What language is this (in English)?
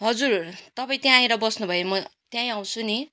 Nepali